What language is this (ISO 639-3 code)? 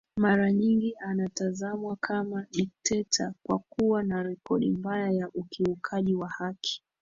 swa